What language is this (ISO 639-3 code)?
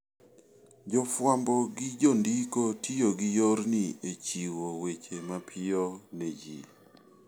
luo